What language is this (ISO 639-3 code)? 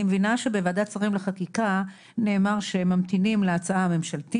heb